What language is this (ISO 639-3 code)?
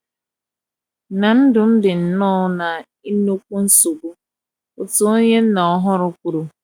ibo